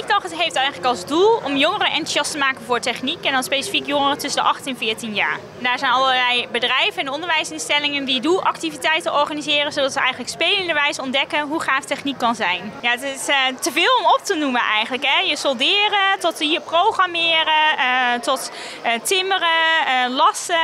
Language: Dutch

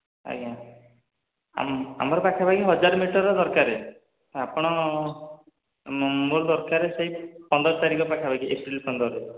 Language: Odia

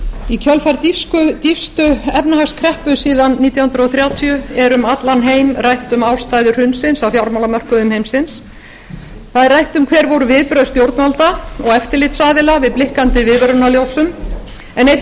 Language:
Icelandic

